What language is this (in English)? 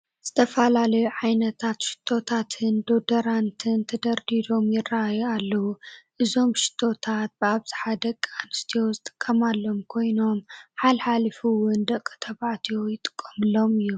Tigrinya